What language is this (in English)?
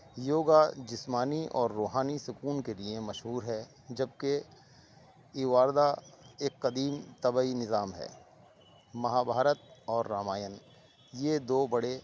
Urdu